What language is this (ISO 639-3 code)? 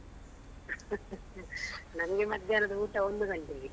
kan